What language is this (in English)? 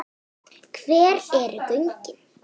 Icelandic